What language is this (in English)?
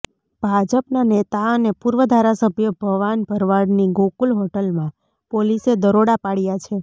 Gujarati